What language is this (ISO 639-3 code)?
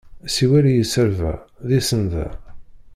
kab